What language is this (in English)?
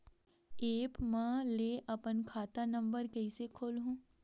Chhattisgarhi